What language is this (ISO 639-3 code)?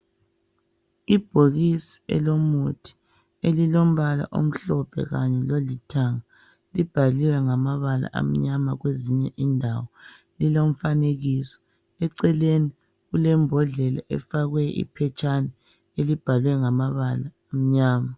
nde